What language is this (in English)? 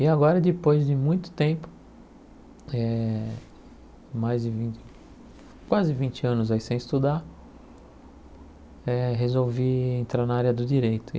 Portuguese